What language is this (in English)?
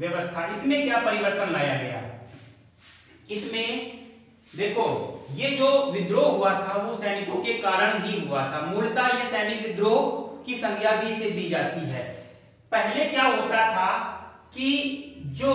Hindi